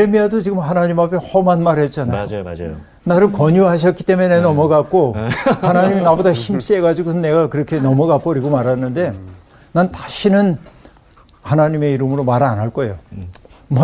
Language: Korean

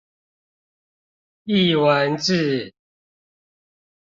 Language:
Chinese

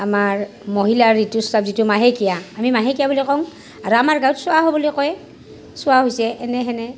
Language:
Assamese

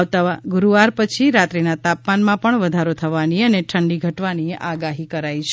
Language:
Gujarati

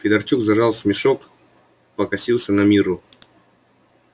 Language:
Russian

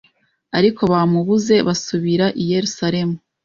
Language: Kinyarwanda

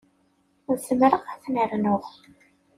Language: Kabyle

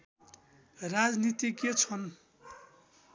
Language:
Nepali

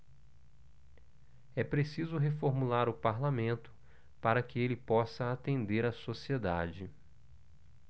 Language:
Portuguese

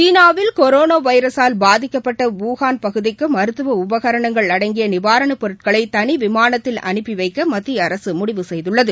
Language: Tamil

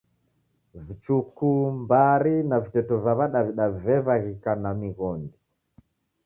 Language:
Taita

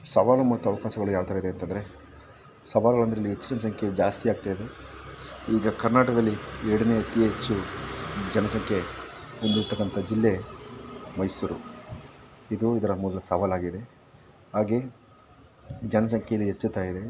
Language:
Kannada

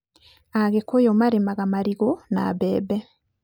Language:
Kikuyu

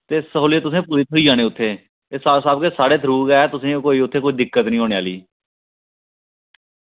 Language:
Dogri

